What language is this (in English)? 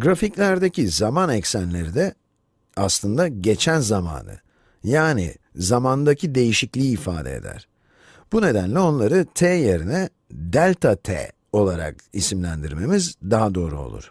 Turkish